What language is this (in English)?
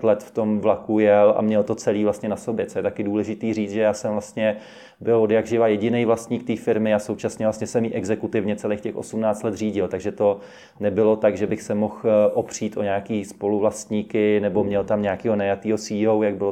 Czech